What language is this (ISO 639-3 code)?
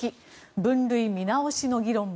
jpn